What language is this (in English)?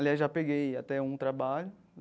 Portuguese